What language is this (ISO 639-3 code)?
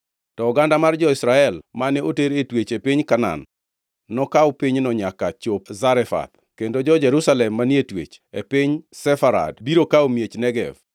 luo